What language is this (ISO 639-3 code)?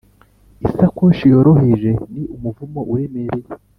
kin